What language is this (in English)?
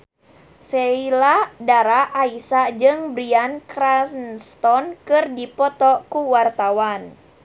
Sundanese